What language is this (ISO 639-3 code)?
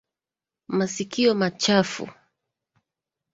swa